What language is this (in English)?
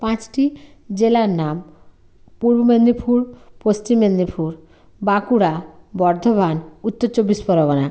Bangla